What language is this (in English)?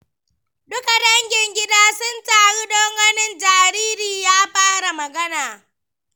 Hausa